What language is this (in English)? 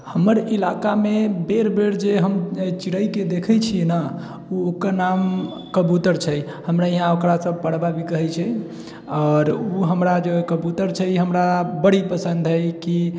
Maithili